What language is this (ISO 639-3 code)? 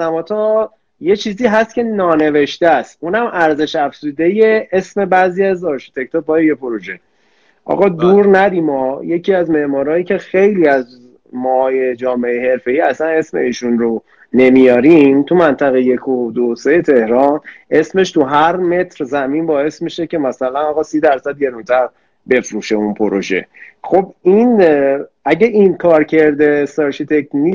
fas